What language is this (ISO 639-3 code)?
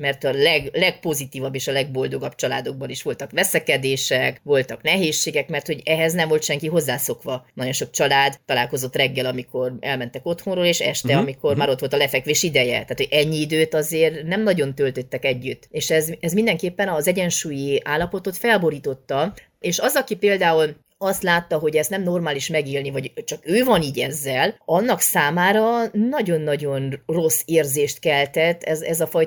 hun